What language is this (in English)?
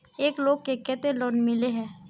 Magahi